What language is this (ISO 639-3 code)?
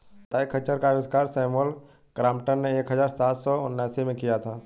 hin